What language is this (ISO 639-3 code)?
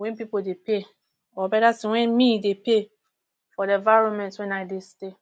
pcm